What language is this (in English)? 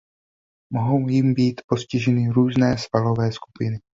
Czech